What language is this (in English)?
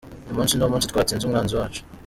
Kinyarwanda